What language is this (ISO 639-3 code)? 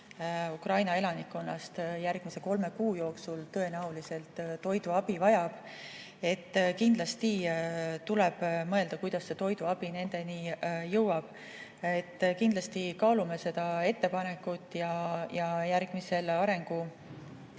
est